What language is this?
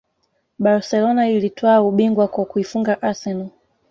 Swahili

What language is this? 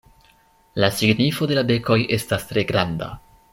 Esperanto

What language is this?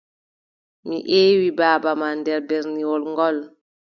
Adamawa Fulfulde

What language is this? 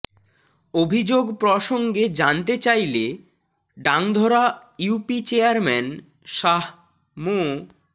Bangla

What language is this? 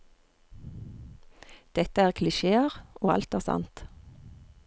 Norwegian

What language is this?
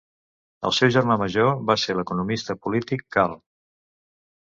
Catalan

